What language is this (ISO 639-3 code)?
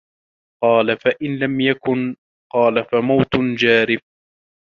ara